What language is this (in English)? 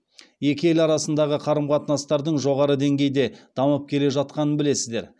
Kazakh